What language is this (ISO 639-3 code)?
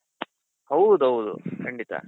kan